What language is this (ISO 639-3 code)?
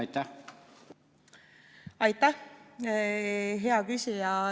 est